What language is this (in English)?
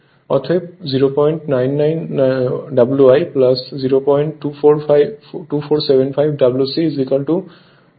Bangla